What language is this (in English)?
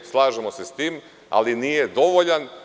Serbian